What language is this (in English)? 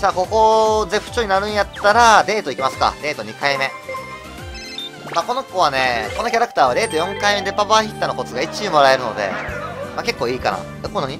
Japanese